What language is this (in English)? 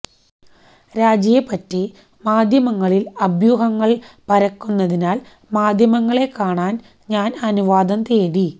Malayalam